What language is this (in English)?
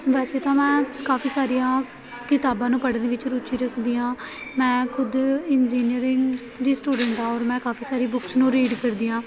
Punjabi